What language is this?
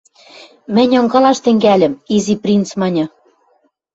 Western Mari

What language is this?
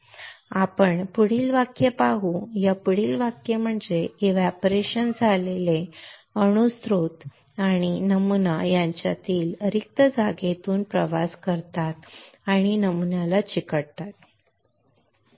Marathi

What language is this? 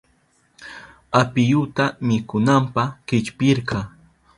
Southern Pastaza Quechua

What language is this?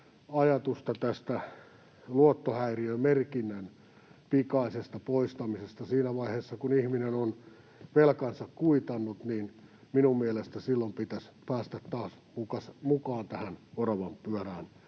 Finnish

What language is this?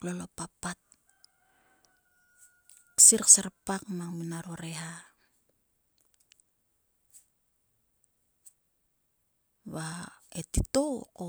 Sulka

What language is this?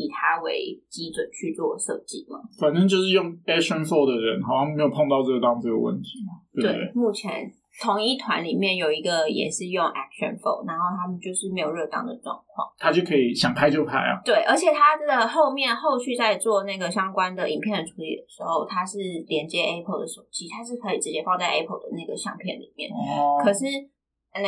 Chinese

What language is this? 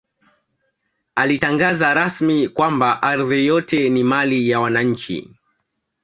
Swahili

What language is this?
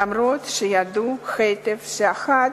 Hebrew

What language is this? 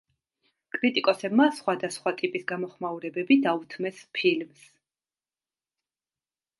Georgian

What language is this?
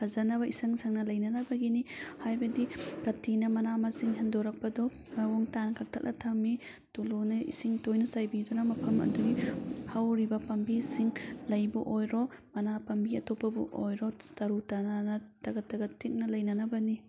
Manipuri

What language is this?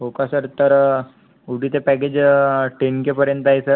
Marathi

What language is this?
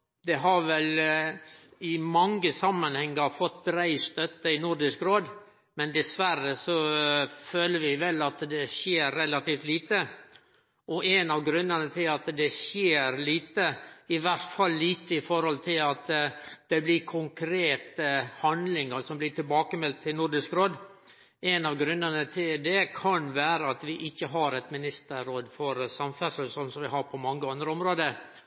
Norwegian Nynorsk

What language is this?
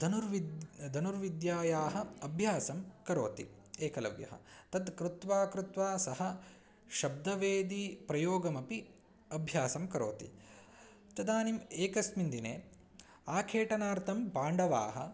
Sanskrit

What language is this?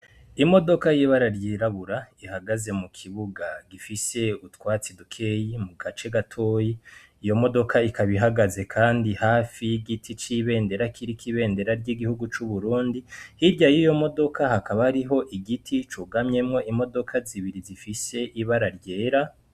Rundi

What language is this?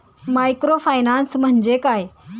Marathi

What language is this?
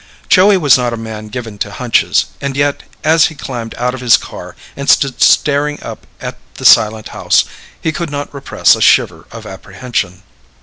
English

